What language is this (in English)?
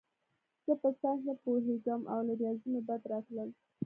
Pashto